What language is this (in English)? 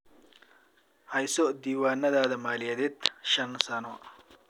Somali